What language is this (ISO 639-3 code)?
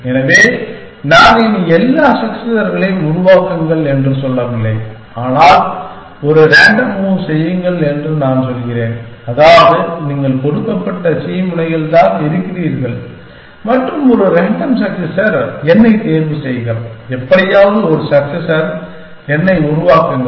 tam